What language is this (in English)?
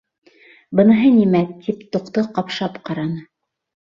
Bashkir